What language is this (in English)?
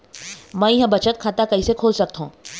Chhattisgarhi